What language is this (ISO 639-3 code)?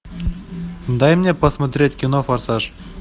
rus